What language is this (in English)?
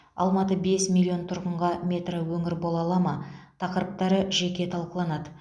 Kazakh